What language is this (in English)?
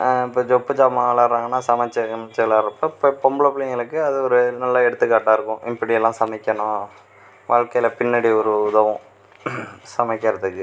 Tamil